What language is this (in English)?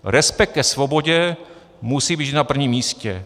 Czech